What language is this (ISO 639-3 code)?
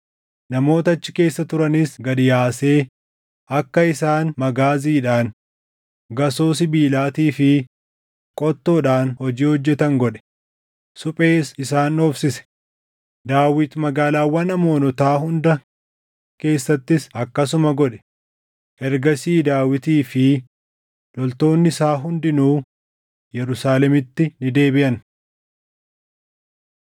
orm